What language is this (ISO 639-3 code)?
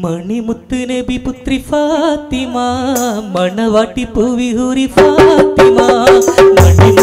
ara